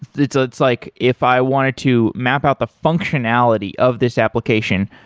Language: English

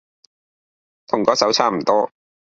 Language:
Cantonese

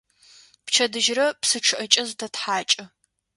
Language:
Adyghe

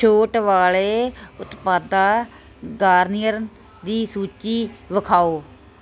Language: Punjabi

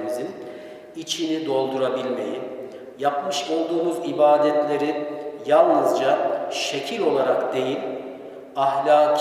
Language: Turkish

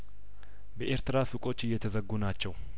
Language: Amharic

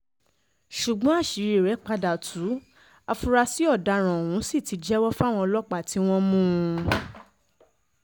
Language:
Yoruba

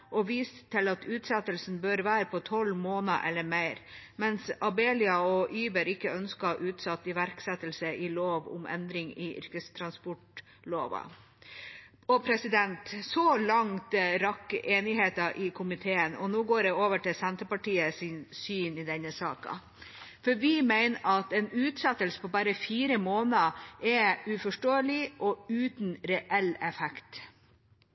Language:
Norwegian Bokmål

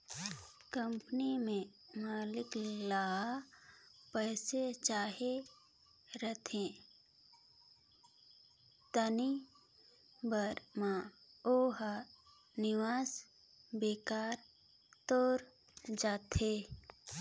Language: Chhattisgarhi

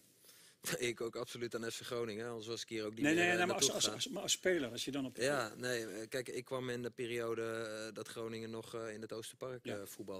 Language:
Dutch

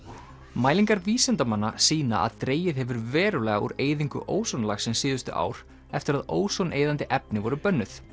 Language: Icelandic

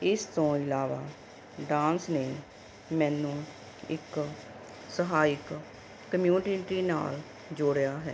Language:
Punjabi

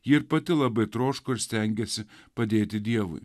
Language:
Lithuanian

